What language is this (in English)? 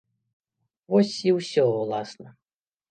Belarusian